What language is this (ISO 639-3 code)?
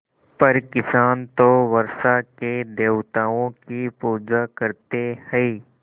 hin